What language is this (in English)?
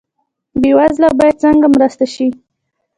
Pashto